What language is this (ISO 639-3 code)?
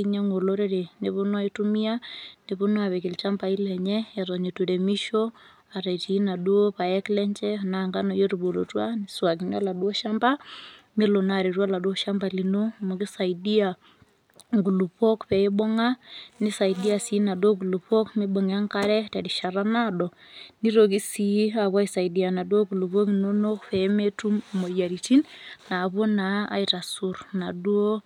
mas